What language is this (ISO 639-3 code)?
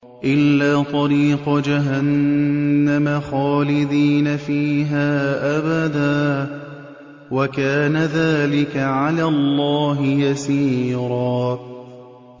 ara